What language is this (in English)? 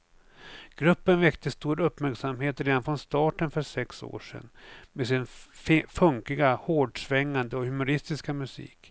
Swedish